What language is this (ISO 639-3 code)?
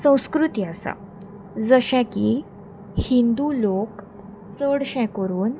kok